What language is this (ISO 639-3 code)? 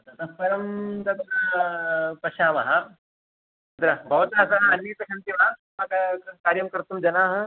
san